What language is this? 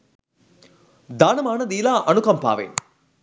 Sinhala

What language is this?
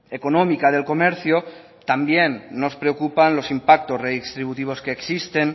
Spanish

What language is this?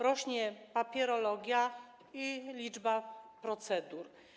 Polish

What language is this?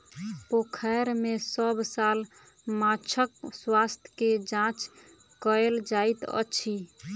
Maithili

